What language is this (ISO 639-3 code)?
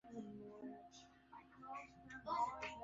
swa